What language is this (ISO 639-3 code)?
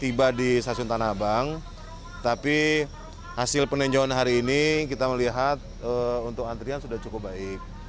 ind